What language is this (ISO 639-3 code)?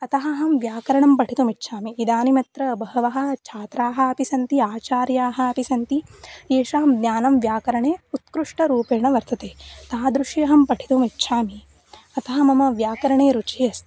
san